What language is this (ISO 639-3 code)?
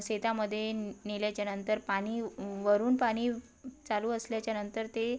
mar